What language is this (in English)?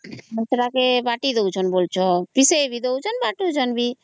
Odia